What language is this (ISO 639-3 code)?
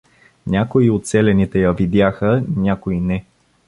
bul